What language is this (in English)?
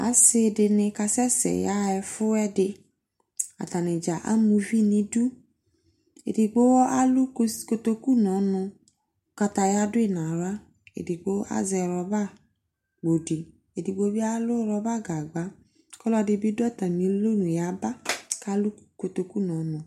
Ikposo